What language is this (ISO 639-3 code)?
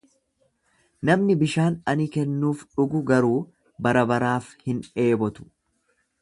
orm